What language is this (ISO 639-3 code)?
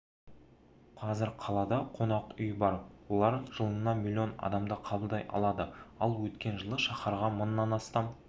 kaz